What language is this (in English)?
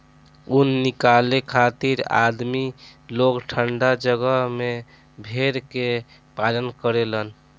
Bhojpuri